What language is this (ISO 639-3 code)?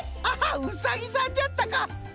jpn